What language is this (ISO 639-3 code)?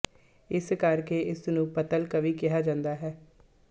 pan